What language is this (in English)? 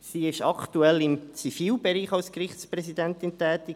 Swiss German